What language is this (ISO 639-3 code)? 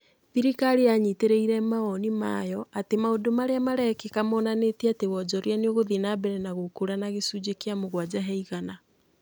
kik